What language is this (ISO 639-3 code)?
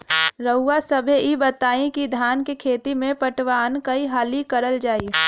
bho